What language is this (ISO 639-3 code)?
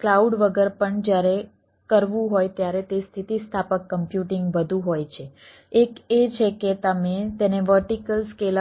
guj